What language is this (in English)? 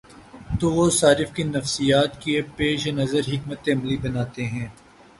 Urdu